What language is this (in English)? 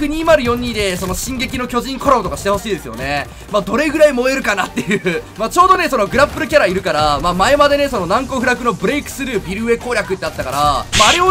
Japanese